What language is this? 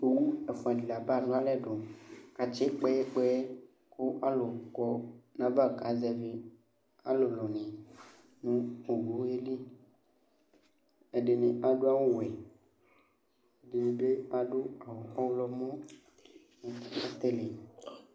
Ikposo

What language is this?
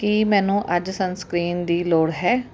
Punjabi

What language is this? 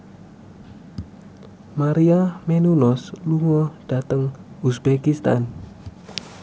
Javanese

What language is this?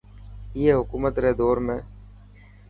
Dhatki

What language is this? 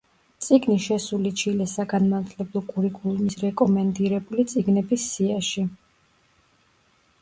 Georgian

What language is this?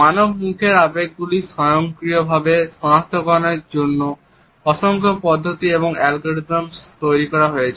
Bangla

